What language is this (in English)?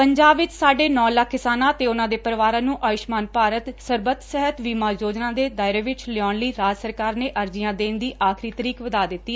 Punjabi